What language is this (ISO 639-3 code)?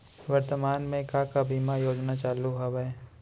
hne